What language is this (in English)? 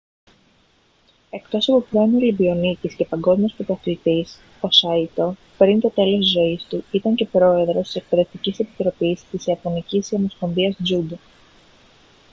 Greek